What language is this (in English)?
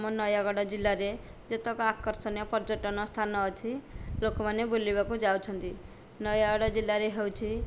Odia